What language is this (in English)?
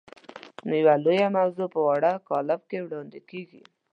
Pashto